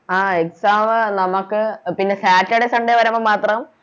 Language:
Malayalam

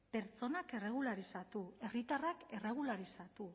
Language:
Basque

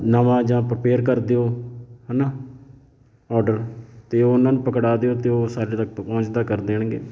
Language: Punjabi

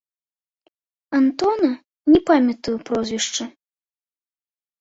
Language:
Belarusian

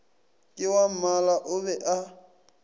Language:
Northern Sotho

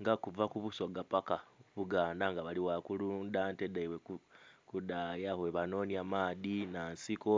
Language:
Soga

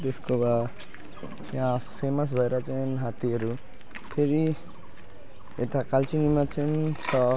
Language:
Nepali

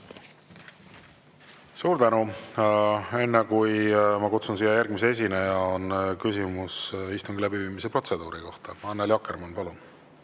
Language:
Estonian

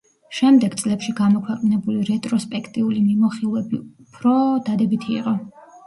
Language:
Georgian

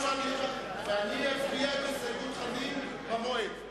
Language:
Hebrew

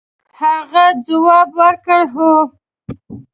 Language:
Pashto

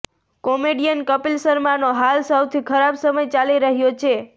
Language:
Gujarati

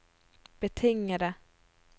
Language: Norwegian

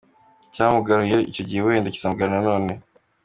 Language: Kinyarwanda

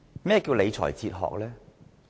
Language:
Cantonese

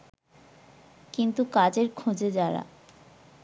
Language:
Bangla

